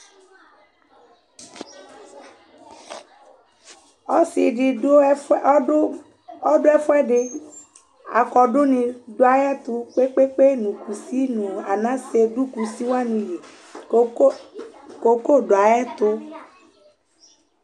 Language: Ikposo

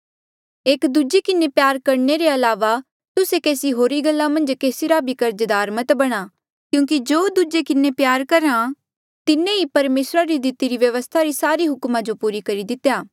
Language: Mandeali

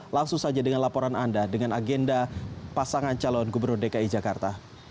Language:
Indonesian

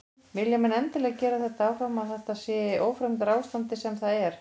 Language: Icelandic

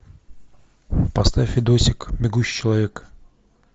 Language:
Russian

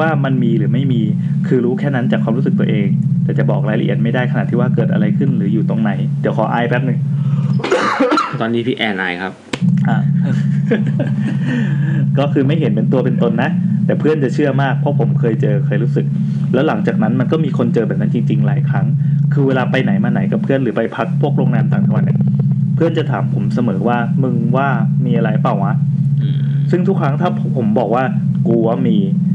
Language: Thai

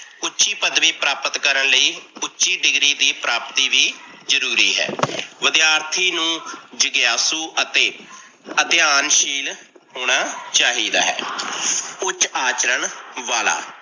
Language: Punjabi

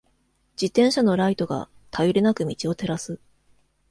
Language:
Japanese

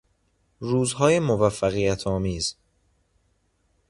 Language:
Persian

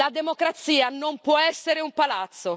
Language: Italian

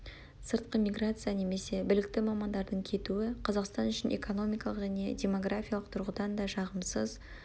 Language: Kazakh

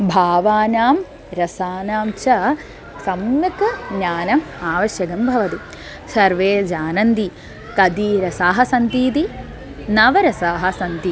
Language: Sanskrit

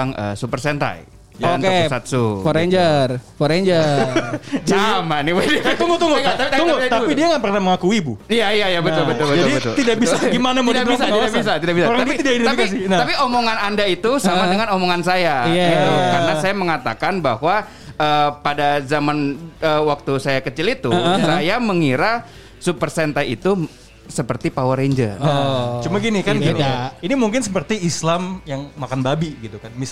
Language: Indonesian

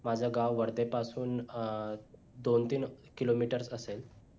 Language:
Marathi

